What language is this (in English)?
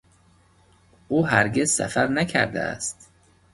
Persian